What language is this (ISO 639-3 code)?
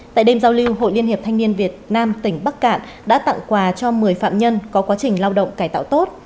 vie